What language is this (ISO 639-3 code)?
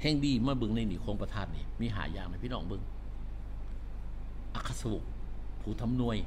tha